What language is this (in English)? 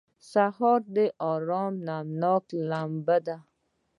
Pashto